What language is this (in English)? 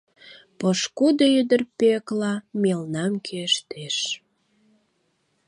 Mari